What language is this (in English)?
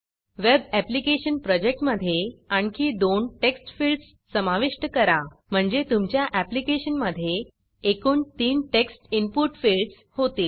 Marathi